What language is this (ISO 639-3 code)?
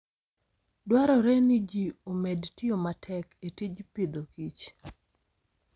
luo